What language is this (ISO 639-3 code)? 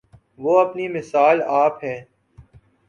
urd